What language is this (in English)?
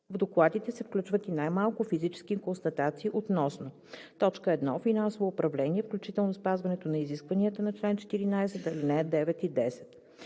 Bulgarian